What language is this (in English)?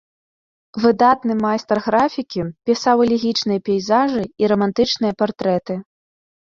Belarusian